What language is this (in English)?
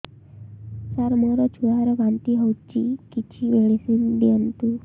Odia